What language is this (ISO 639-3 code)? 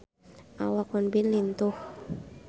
sun